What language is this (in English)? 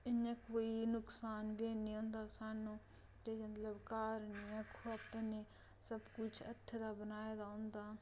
Dogri